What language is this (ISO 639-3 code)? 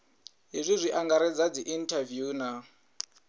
ven